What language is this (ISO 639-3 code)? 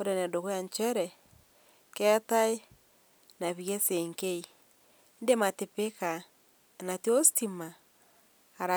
mas